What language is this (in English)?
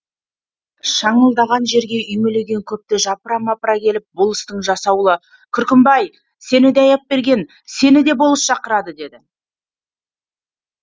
Kazakh